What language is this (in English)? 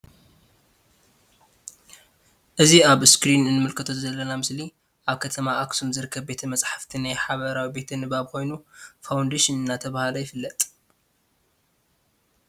Tigrinya